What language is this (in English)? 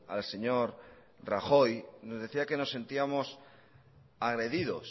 Spanish